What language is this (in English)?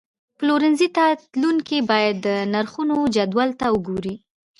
Pashto